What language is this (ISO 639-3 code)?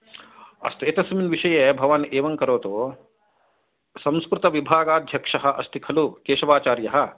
san